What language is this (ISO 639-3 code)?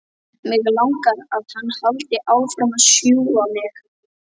isl